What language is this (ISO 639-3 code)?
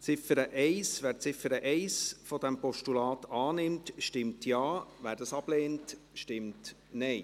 gsw